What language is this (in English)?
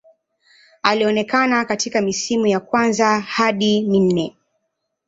Swahili